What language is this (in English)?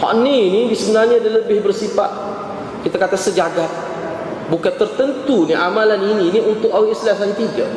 Malay